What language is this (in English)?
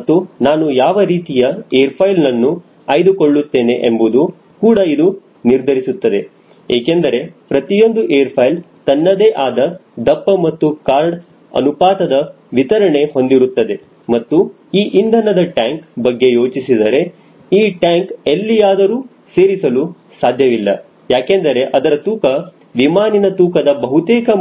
Kannada